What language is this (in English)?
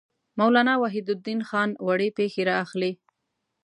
Pashto